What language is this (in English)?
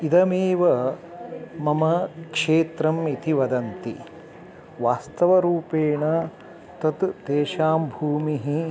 Sanskrit